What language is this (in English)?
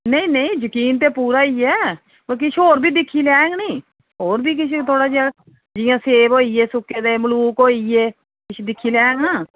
Dogri